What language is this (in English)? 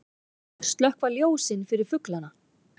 Icelandic